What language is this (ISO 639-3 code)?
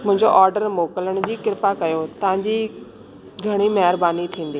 snd